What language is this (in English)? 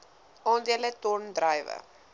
Afrikaans